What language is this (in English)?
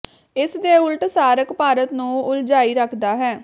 Punjabi